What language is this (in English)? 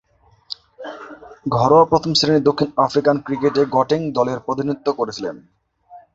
Bangla